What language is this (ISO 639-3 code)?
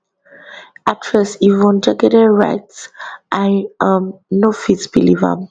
pcm